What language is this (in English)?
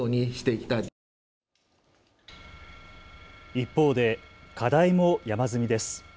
Japanese